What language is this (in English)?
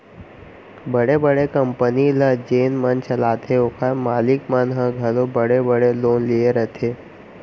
Chhattisgarhi